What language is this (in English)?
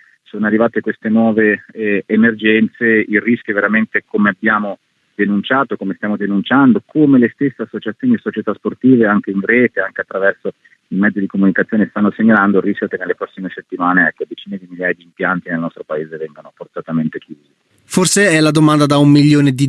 Italian